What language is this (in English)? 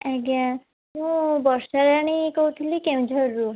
Odia